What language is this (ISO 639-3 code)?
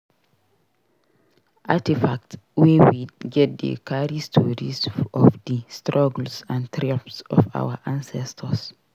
pcm